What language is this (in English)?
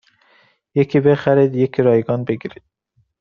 Persian